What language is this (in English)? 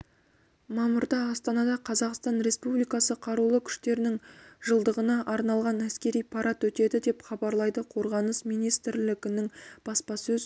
Kazakh